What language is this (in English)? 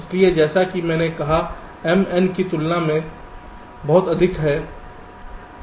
Hindi